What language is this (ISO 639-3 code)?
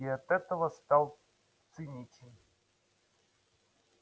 rus